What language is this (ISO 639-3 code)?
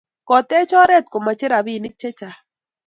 kln